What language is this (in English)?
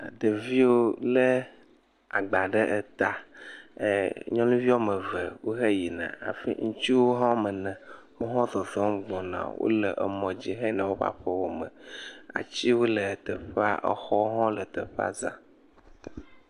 Ewe